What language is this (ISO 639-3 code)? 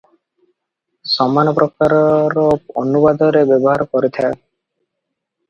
ori